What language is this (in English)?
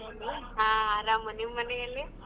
Kannada